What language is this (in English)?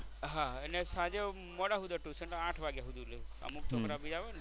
Gujarati